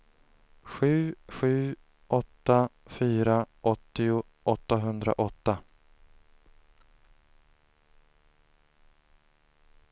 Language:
Swedish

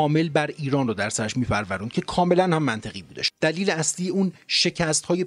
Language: Persian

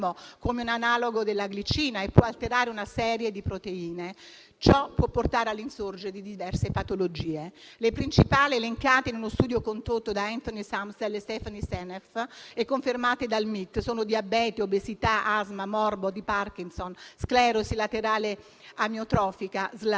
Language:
Italian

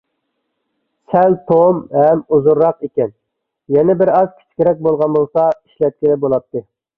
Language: Uyghur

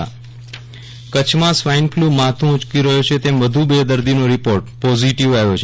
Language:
Gujarati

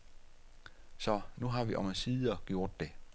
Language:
Danish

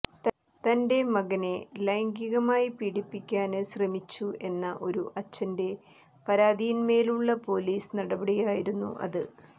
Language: Malayalam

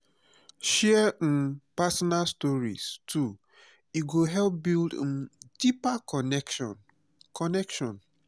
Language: Nigerian Pidgin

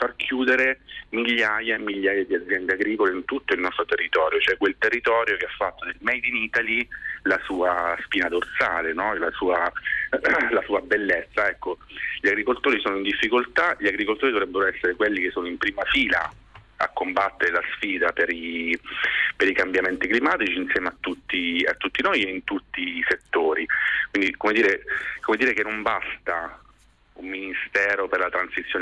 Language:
Italian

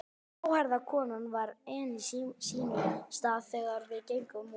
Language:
Icelandic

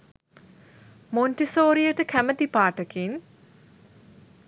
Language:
Sinhala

